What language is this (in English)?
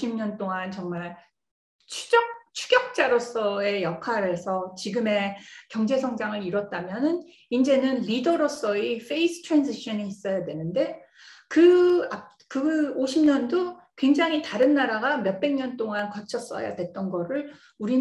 Korean